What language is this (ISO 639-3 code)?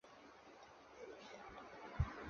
zho